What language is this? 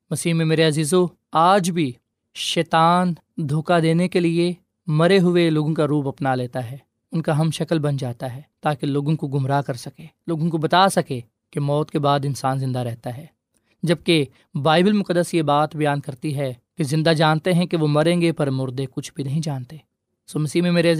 Urdu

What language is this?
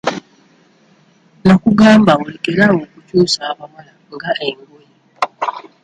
Ganda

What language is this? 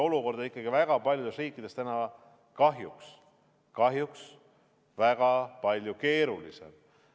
Estonian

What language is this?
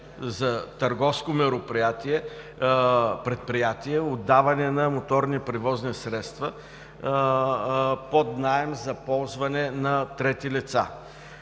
Bulgarian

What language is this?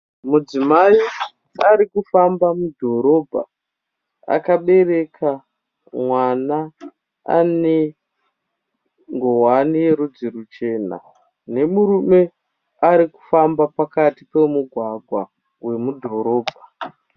Shona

